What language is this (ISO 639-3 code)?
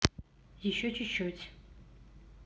rus